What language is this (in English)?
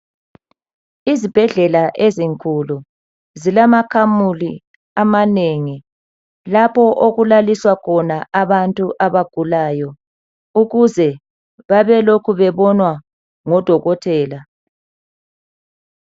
North Ndebele